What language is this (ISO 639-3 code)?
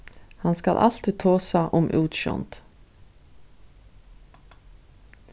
fao